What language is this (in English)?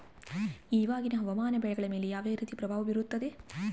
Kannada